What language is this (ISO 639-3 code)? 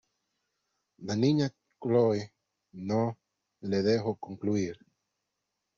spa